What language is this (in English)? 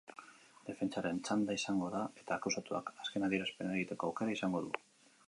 Basque